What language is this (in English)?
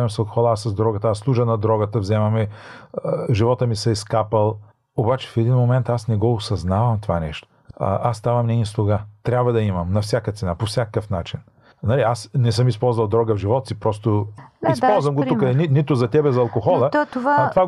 Bulgarian